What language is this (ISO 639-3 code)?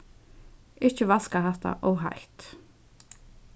fao